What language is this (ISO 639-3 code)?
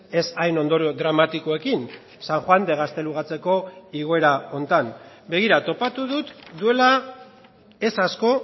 eus